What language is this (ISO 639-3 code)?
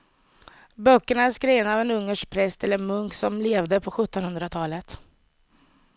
swe